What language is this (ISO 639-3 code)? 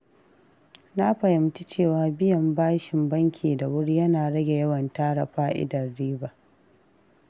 hau